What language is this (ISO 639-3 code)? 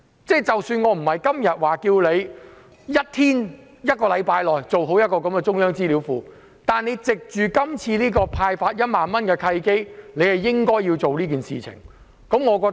yue